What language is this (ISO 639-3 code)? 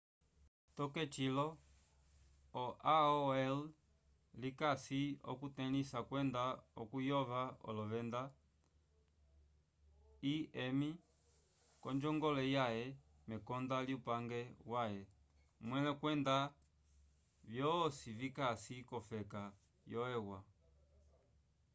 umb